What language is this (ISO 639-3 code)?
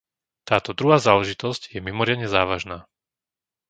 slk